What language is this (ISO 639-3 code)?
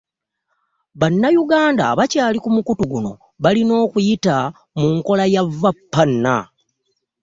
lug